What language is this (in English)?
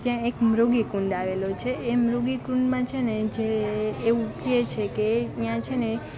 Gujarati